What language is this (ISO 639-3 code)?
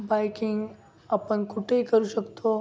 mar